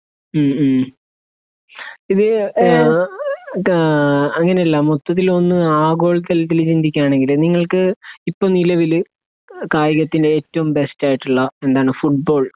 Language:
Malayalam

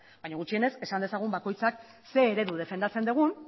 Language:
Basque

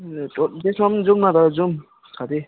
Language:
Nepali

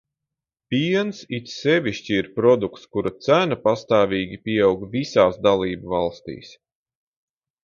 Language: Latvian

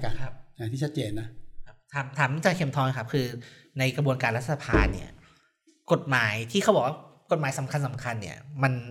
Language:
Thai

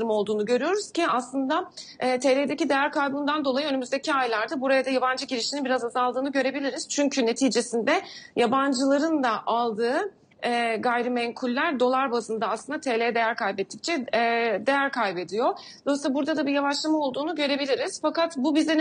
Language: Turkish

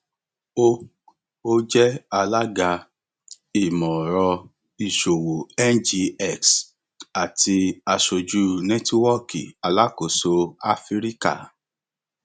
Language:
Yoruba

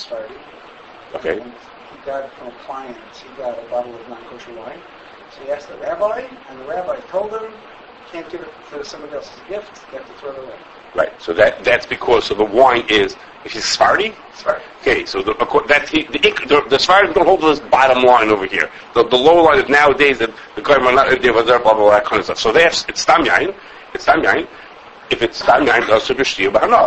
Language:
English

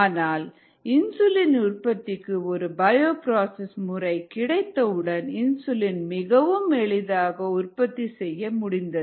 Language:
Tamil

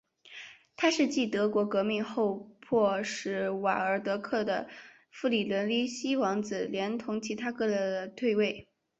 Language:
Chinese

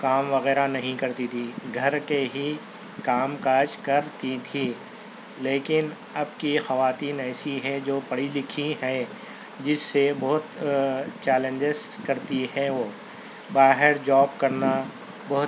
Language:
Urdu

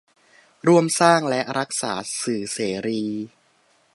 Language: Thai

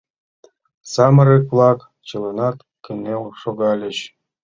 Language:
Mari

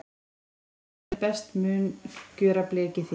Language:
Icelandic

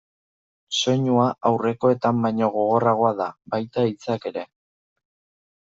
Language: Basque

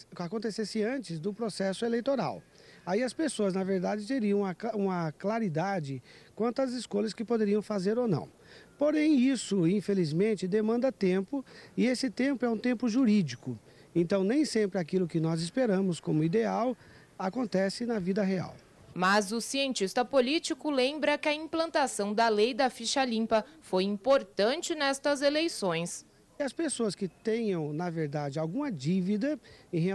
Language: Portuguese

